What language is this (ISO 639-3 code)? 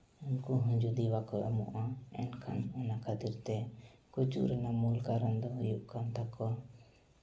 sat